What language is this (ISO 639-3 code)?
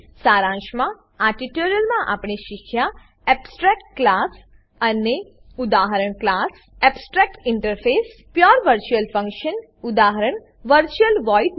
guj